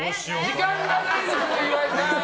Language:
Japanese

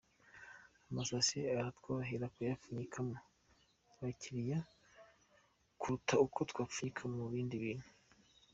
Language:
Kinyarwanda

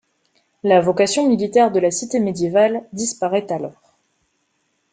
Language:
French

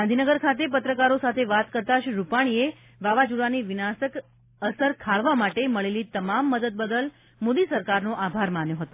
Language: Gujarati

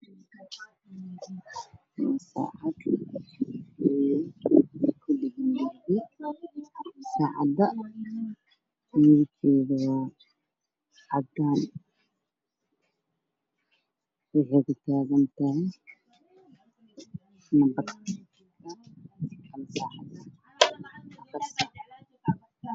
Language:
Somali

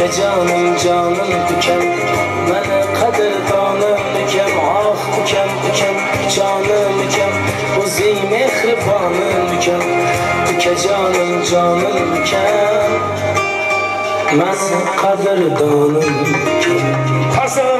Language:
Arabic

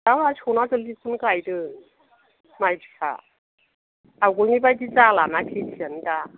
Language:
Bodo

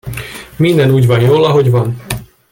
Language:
Hungarian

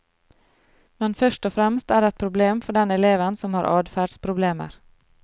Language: Norwegian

